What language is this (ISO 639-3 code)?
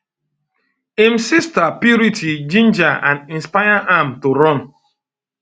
pcm